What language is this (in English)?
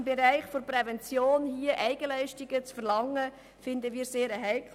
Swiss German